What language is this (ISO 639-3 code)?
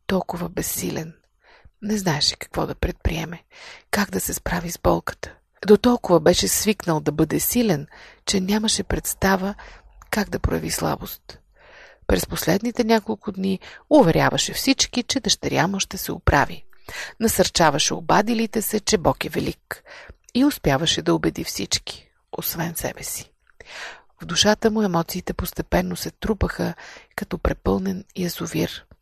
bul